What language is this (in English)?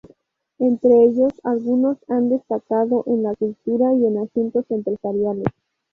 Spanish